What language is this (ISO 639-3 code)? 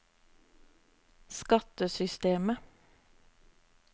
nor